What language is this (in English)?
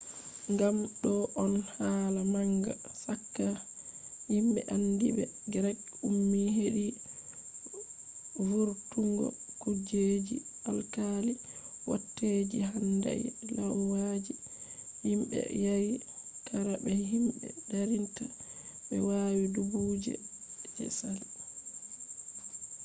Fula